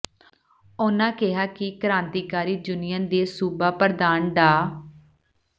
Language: Punjabi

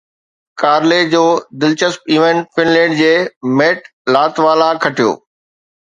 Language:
Sindhi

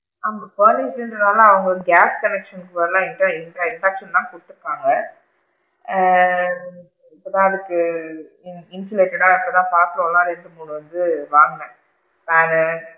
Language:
Tamil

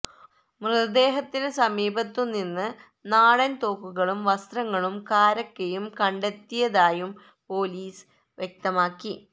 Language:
Malayalam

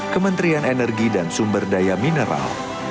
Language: Indonesian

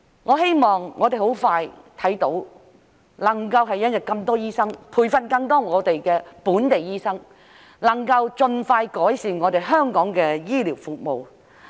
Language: Cantonese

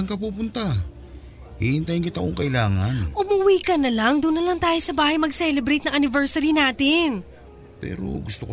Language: Filipino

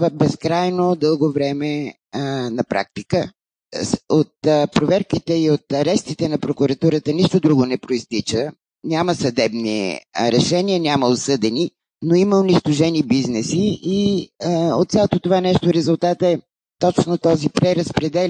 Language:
Bulgarian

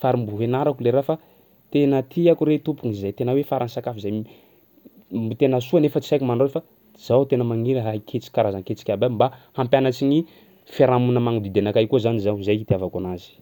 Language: Sakalava Malagasy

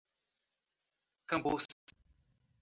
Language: Portuguese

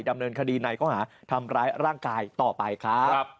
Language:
Thai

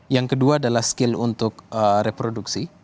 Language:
Indonesian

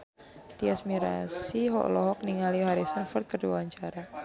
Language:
Sundanese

